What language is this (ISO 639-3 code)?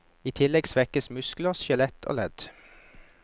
nor